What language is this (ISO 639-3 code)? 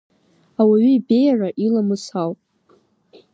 abk